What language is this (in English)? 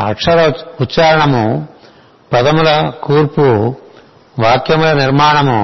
Telugu